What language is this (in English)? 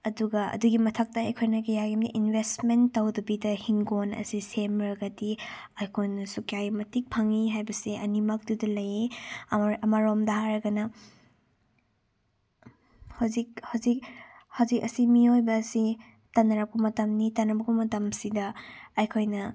Manipuri